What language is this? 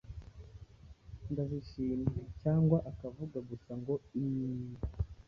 Kinyarwanda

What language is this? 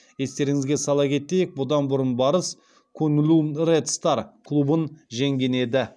Kazakh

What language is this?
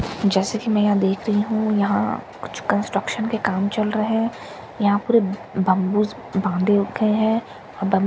Hindi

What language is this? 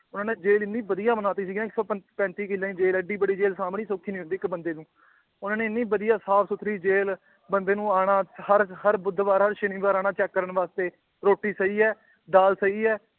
Punjabi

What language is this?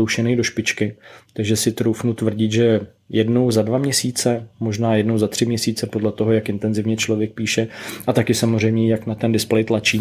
Czech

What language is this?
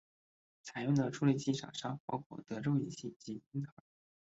Chinese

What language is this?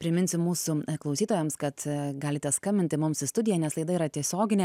Lithuanian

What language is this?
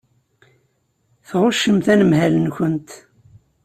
Kabyle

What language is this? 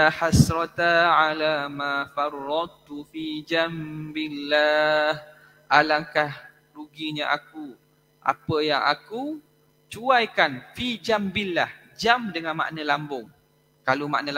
Malay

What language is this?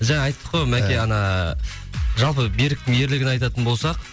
Kazakh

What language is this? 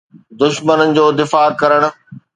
Sindhi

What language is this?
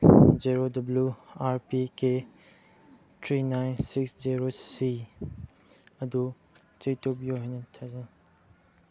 Manipuri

